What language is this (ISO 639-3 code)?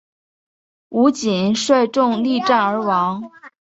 zho